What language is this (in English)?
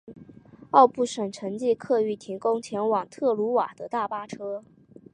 Chinese